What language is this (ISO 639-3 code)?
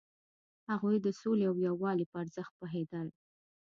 pus